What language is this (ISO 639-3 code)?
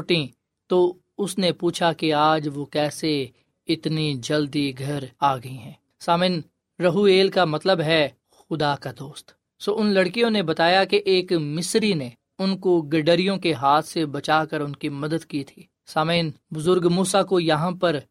urd